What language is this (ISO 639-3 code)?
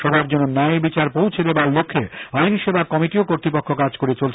ben